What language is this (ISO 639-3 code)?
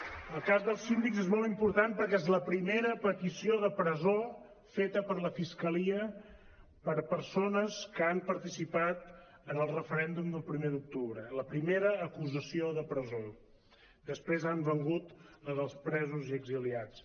cat